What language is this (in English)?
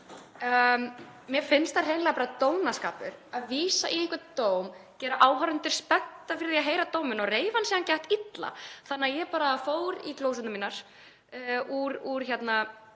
Icelandic